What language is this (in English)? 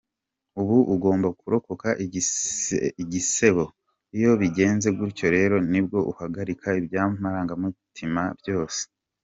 Kinyarwanda